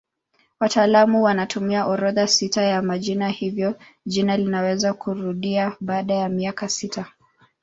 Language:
Swahili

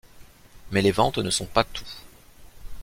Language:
French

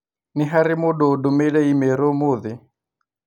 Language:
Kikuyu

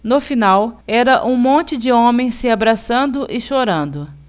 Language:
Portuguese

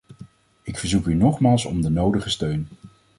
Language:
Dutch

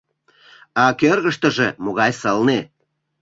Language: Mari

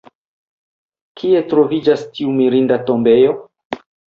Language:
Esperanto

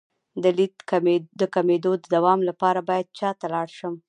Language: Pashto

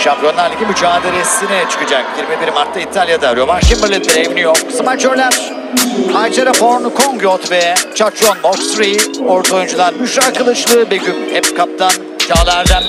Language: Turkish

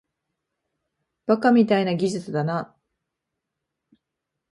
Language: Japanese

